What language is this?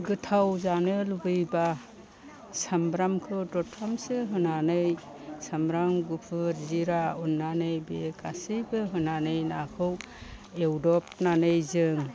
Bodo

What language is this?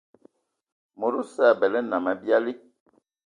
Ewondo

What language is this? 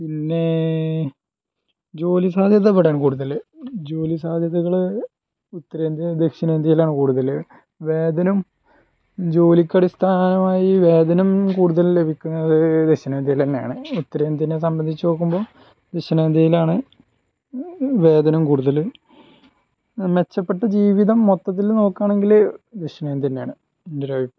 Malayalam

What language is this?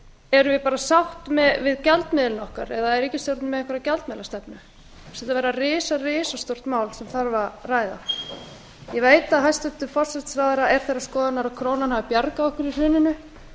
Icelandic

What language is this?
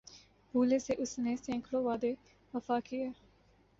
Urdu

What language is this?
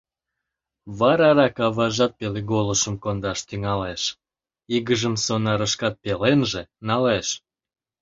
Mari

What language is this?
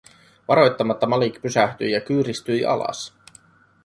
Finnish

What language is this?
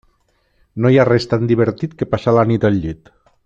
Catalan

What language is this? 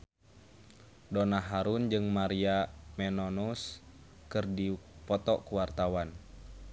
Sundanese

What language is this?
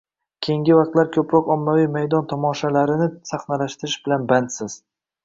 Uzbek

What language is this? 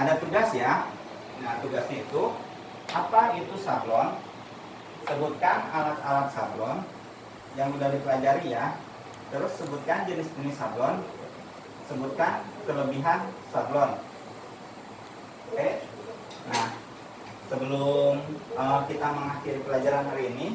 Indonesian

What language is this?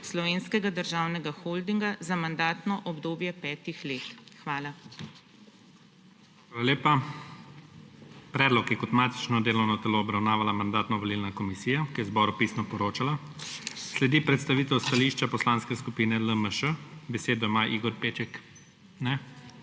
Slovenian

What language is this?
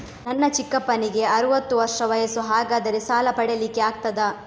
Kannada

